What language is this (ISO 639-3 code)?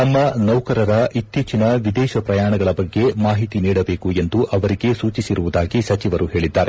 kan